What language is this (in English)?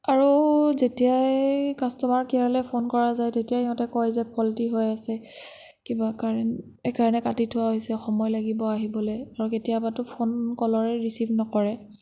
Assamese